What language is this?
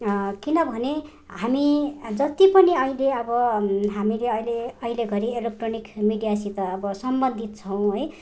Nepali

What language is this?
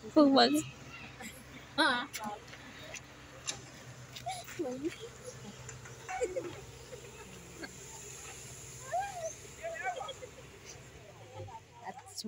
Arabic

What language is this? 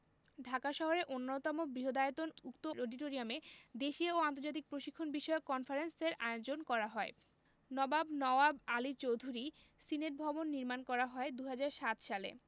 Bangla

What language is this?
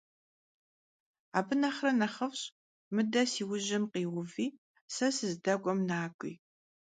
Kabardian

